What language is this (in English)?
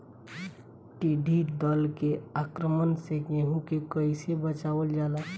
Bhojpuri